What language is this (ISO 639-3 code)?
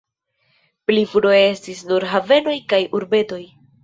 epo